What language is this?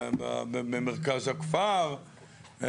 Hebrew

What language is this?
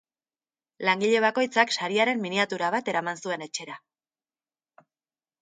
Basque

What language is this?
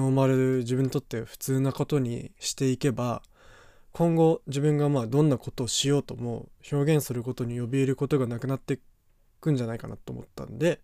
Japanese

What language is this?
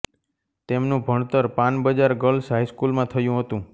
Gujarati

